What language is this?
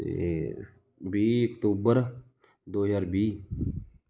Punjabi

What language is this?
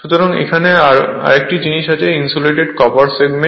Bangla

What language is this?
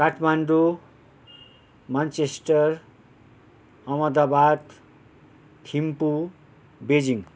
Nepali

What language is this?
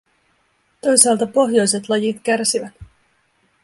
Finnish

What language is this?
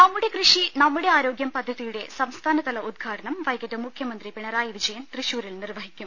Malayalam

